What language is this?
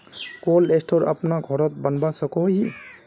Magahi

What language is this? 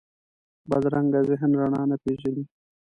Pashto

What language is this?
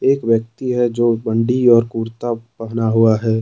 Hindi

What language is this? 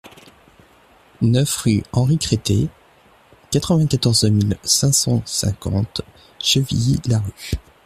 French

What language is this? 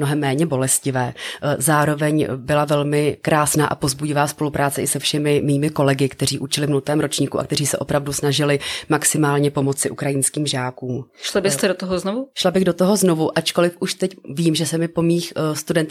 Czech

